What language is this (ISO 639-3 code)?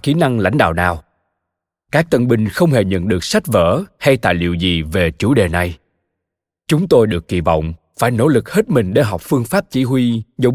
vie